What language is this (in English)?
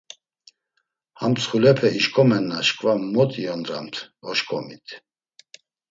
Laz